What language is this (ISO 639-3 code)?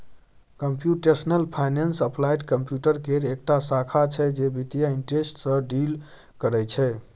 mai